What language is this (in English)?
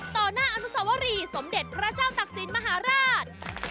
Thai